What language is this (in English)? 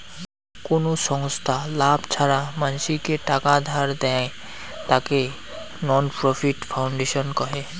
Bangla